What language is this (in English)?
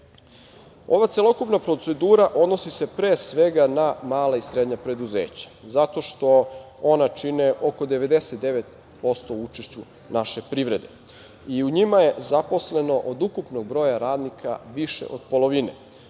Serbian